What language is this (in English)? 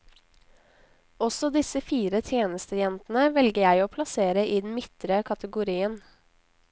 Norwegian